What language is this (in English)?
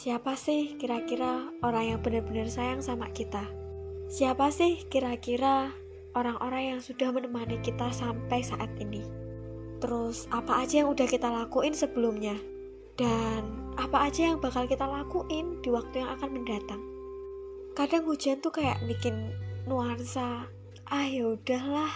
Indonesian